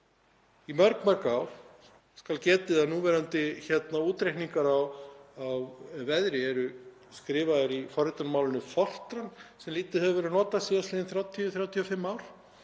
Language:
Icelandic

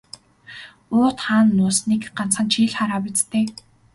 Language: Mongolian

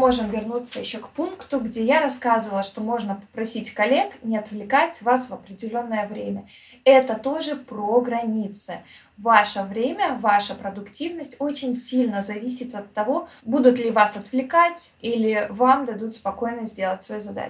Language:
Russian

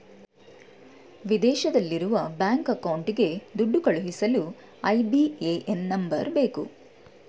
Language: Kannada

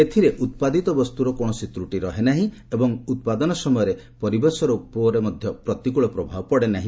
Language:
Odia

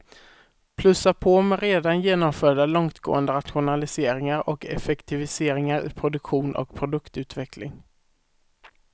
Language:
Swedish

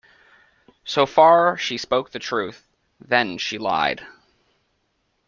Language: English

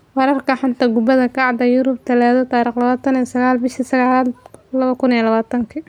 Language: Somali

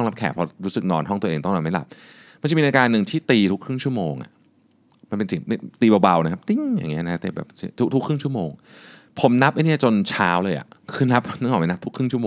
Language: Thai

